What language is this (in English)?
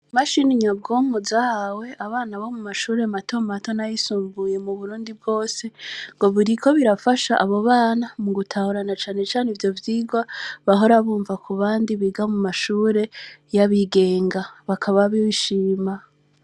Rundi